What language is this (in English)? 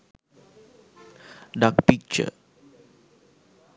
Sinhala